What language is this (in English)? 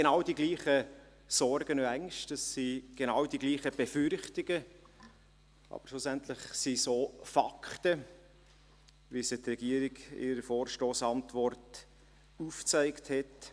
Swiss German